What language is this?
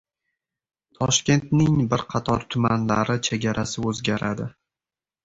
Uzbek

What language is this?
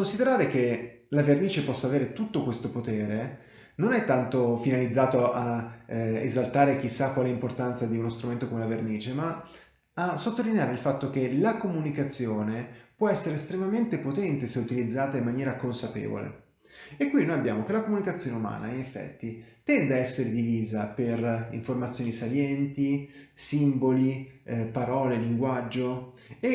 Italian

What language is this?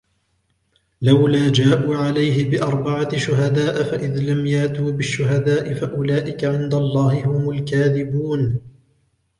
Arabic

